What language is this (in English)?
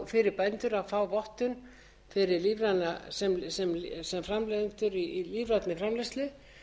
Icelandic